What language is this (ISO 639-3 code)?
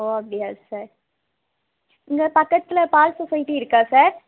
tam